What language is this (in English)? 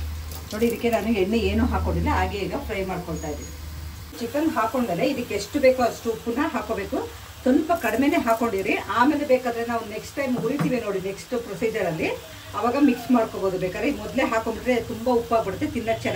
Kannada